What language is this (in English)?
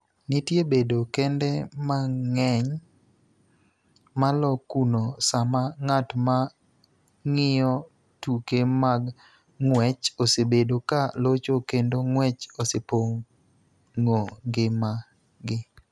Luo (Kenya and Tanzania)